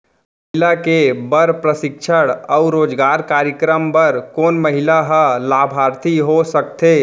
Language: Chhattisgarhi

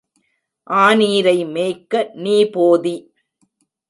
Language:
Tamil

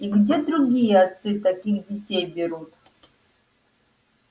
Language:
Russian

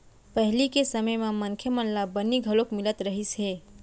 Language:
Chhattisgarhi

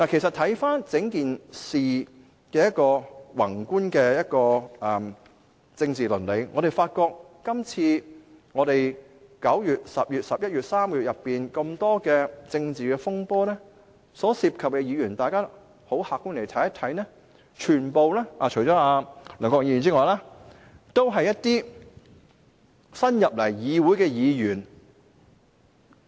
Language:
Cantonese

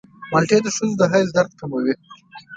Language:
Pashto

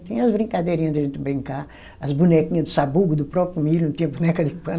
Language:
Portuguese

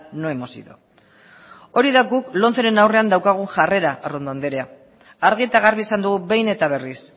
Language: Basque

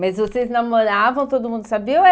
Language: Portuguese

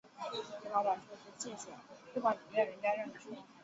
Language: Chinese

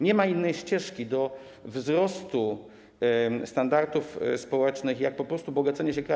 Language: Polish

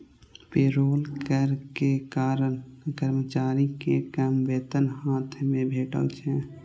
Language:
Maithili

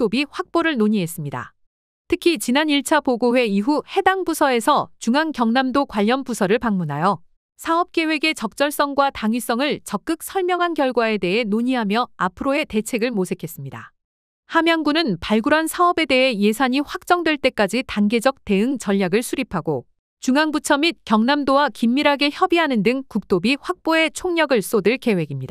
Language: Korean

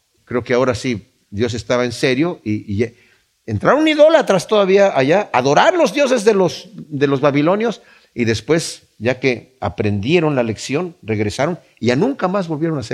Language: Spanish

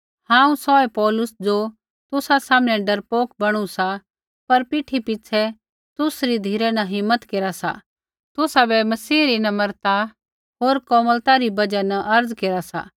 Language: Kullu Pahari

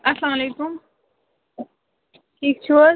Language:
Kashmiri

